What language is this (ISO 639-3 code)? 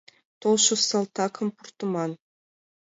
chm